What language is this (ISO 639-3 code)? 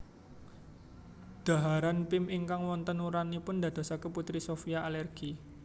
jav